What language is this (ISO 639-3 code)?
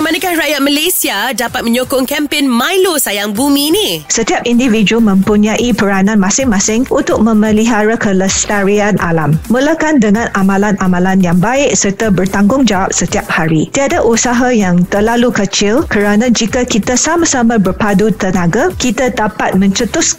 msa